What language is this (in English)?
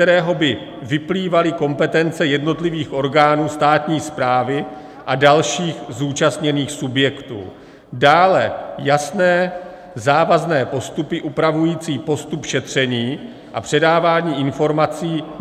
Czech